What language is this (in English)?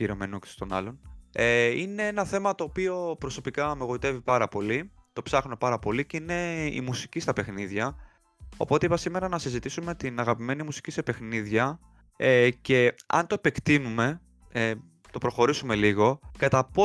Greek